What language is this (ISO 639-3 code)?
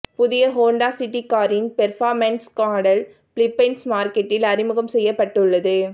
tam